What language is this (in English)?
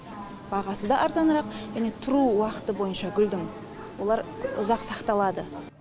Kazakh